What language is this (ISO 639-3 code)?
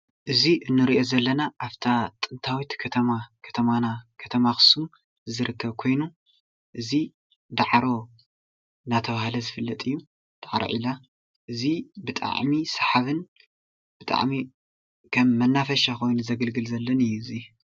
tir